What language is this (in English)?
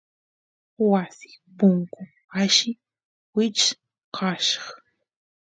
Santiago del Estero Quichua